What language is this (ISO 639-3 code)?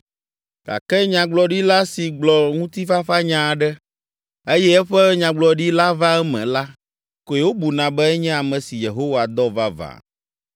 ewe